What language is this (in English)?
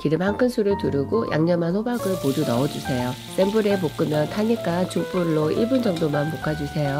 Korean